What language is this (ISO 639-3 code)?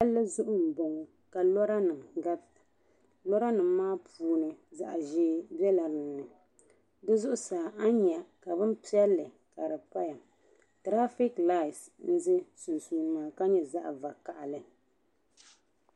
dag